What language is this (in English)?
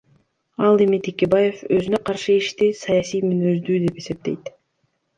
Kyrgyz